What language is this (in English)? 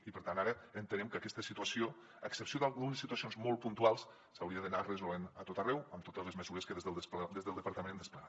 Catalan